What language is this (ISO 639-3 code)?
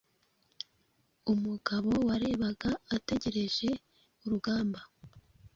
kin